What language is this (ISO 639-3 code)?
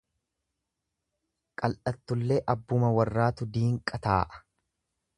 orm